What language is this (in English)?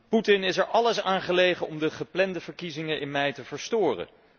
Dutch